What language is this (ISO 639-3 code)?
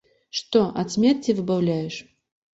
bel